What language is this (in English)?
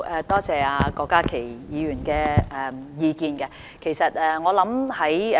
Cantonese